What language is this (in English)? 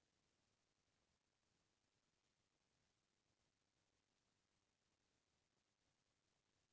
Chhattisgarhi